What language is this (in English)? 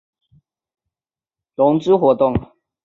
Chinese